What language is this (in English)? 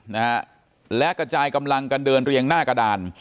Thai